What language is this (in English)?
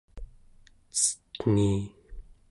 Central Yupik